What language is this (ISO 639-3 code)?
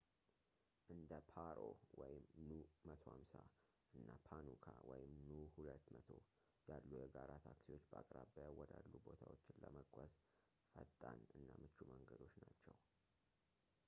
amh